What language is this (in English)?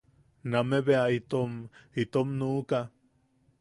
Yaqui